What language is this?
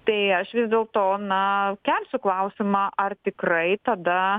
Lithuanian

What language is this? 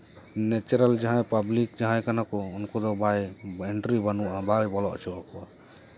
Santali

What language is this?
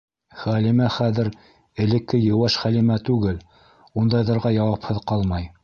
Bashkir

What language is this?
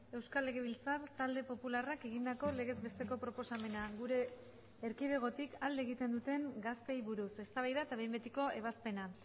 Basque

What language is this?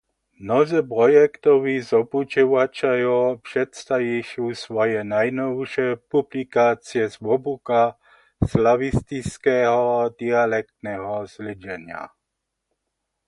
Upper Sorbian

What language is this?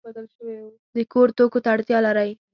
Pashto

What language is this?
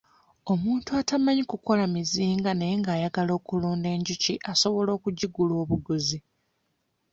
Ganda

